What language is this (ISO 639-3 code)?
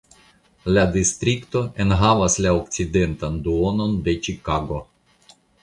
epo